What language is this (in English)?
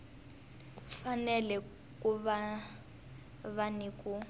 Tsonga